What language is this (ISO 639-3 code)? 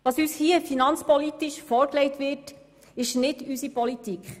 gsw